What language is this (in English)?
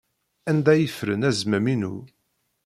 Kabyle